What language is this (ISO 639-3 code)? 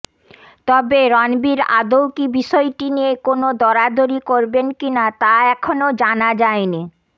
ben